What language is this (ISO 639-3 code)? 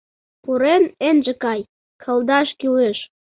chm